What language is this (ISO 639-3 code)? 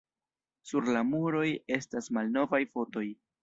epo